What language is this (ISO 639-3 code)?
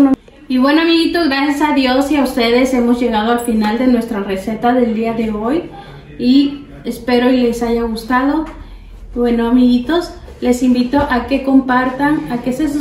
spa